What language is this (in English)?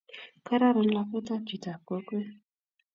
Kalenjin